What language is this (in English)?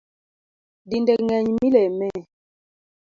Luo (Kenya and Tanzania)